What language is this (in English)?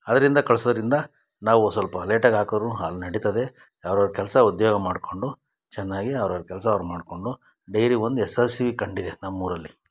Kannada